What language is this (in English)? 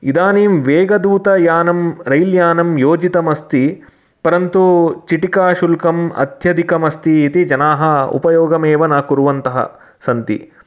Sanskrit